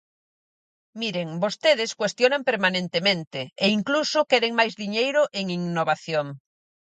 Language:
Galician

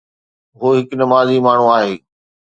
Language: Sindhi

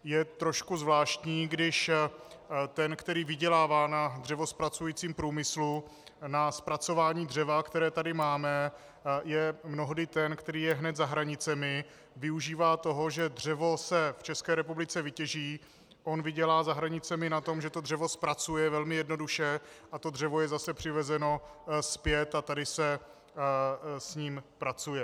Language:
Czech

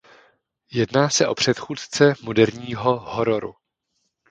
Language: Czech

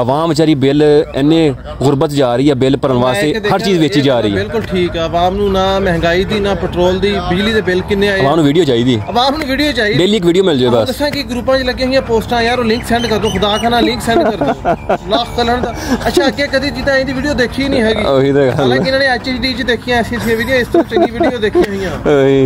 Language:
Hindi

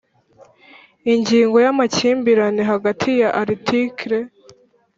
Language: Kinyarwanda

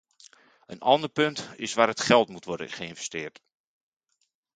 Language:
Dutch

